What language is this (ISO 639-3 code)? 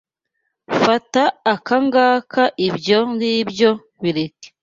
kin